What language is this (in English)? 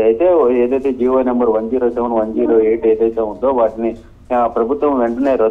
Arabic